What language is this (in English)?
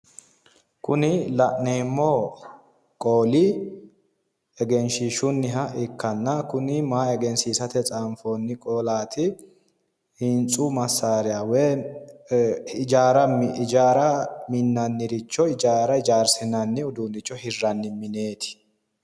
Sidamo